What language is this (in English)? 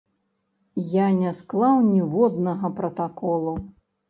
Belarusian